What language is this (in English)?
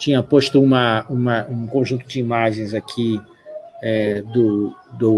Portuguese